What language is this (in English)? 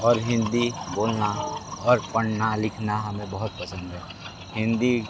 Hindi